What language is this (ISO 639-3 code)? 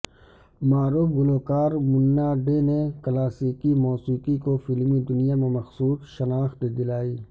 urd